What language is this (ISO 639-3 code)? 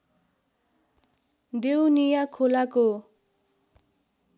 nep